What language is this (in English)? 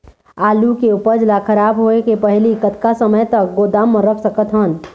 Chhattisgarhi